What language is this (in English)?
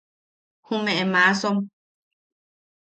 Yaqui